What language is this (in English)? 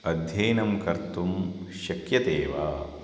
Sanskrit